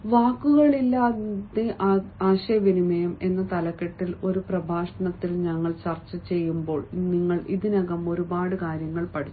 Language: Malayalam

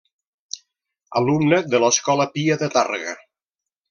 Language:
Catalan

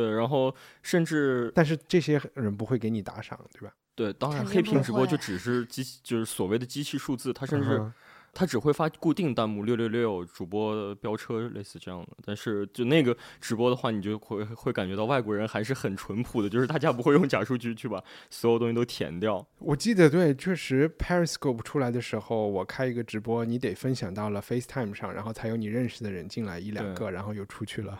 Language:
Chinese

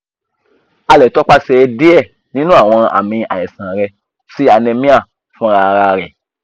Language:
Yoruba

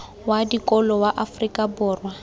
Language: Tswana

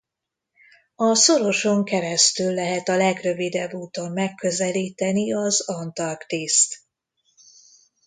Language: Hungarian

